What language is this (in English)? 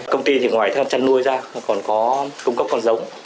Vietnamese